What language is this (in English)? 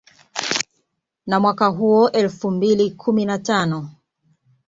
Swahili